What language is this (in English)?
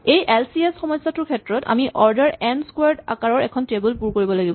Assamese